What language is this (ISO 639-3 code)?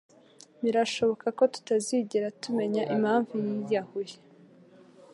kin